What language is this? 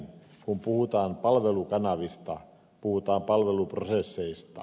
Finnish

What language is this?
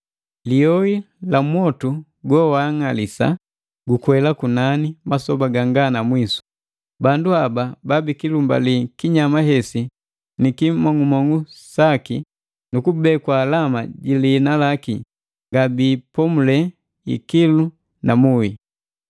Matengo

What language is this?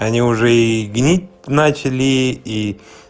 Russian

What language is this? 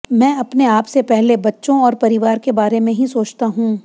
Hindi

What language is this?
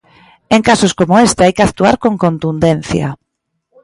Galician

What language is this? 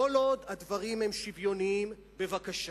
Hebrew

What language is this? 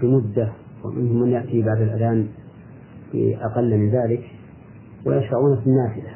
Arabic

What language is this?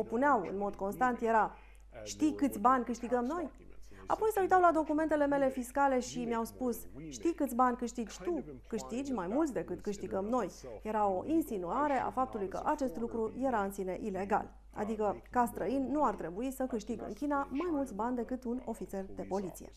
Romanian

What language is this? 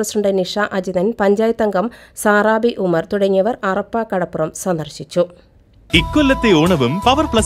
Vietnamese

